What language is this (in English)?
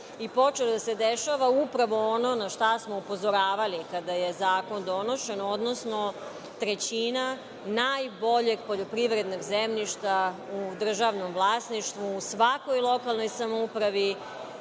Serbian